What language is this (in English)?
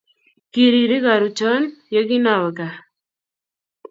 Kalenjin